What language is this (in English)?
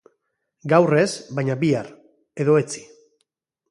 Basque